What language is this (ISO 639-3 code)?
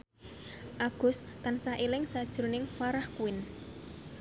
jav